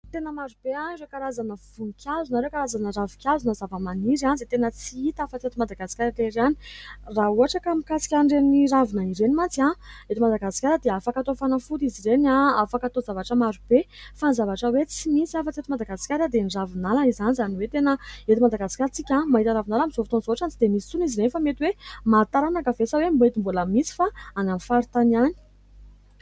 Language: Malagasy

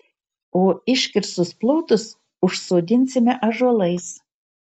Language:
Lithuanian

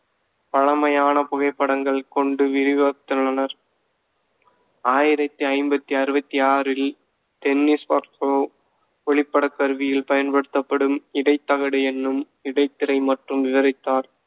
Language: Tamil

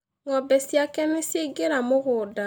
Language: Kikuyu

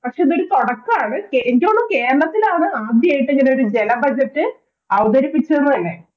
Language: Malayalam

